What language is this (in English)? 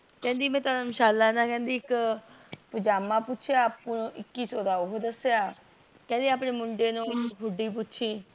Punjabi